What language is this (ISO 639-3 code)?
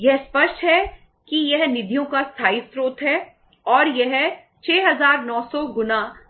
hin